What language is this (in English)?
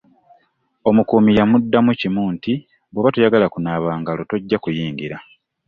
Ganda